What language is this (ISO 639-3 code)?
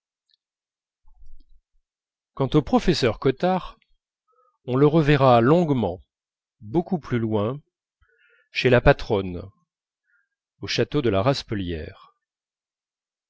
fra